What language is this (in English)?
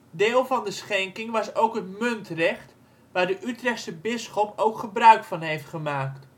Dutch